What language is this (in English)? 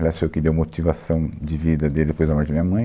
Portuguese